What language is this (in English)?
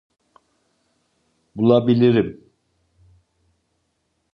Turkish